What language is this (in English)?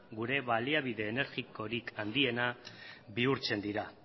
Basque